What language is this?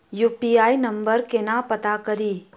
Maithili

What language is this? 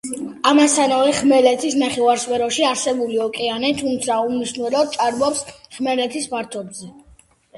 Georgian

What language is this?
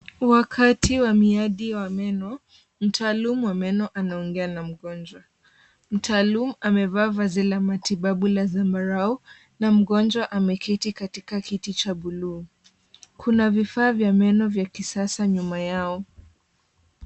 Swahili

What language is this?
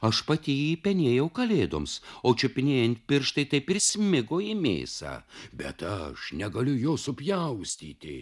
Lithuanian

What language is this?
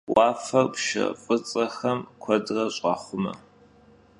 Kabardian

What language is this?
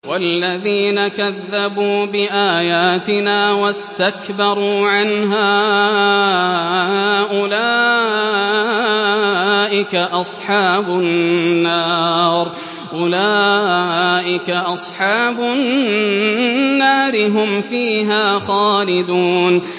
Arabic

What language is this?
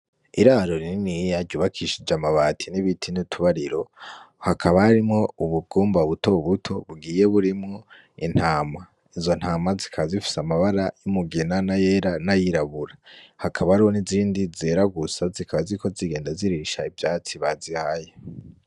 Rundi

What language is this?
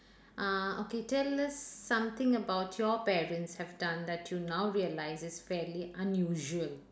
English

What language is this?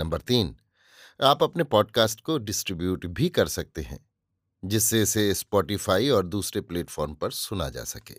Hindi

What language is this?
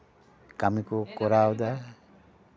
Santali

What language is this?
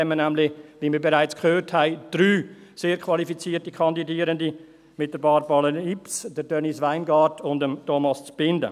Swiss German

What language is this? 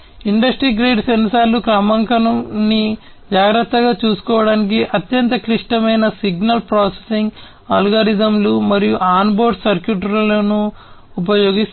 Telugu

